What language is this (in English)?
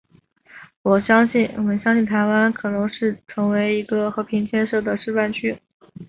Chinese